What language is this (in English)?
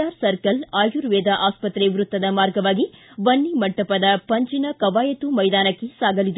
Kannada